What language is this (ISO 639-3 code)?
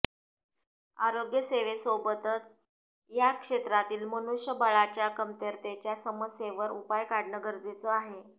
mar